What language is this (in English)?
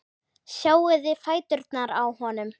Icelandic